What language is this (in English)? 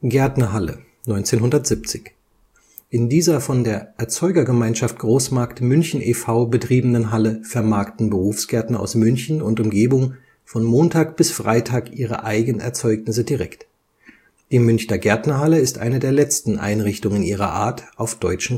German